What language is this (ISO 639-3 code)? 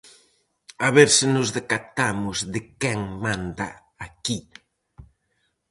glg